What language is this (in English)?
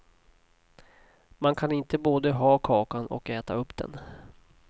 Swedish